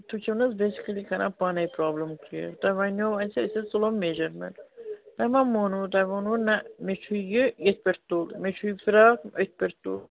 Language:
Kashmiri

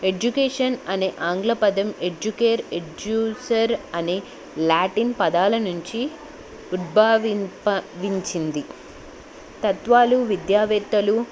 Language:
Telugu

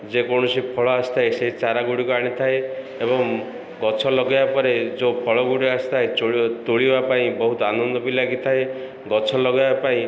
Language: Odia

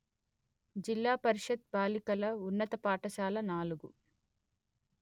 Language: Telugu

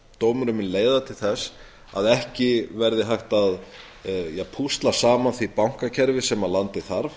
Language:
Icelandic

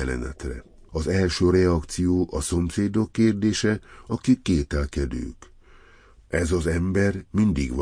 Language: Hungarian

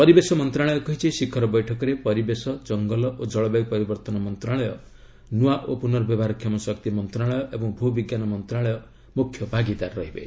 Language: Odia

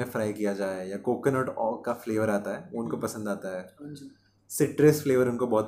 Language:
Hindi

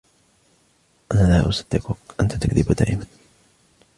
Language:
Arabic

